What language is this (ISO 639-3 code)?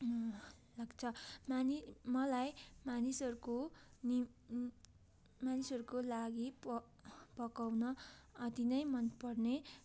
nep